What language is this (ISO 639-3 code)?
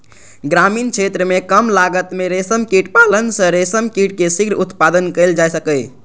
mai